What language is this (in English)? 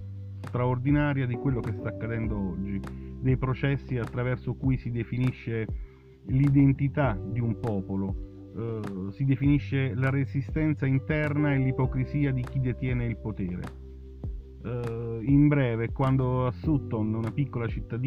Italian